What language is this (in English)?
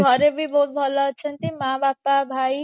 Odia